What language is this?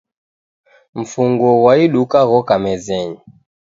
Taita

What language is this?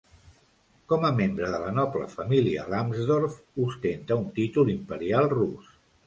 Catalan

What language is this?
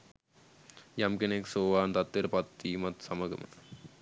Sinhala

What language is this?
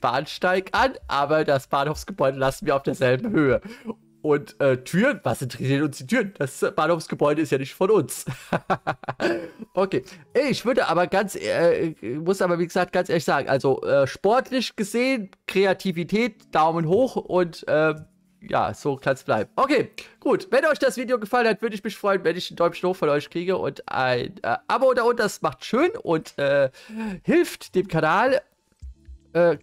German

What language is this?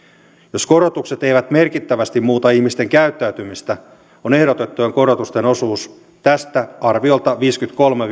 Finnish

